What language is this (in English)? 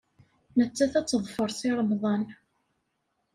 Kabyle